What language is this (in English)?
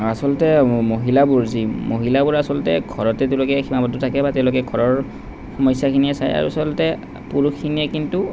Assamese